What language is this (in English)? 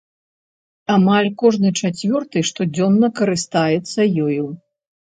Belarusian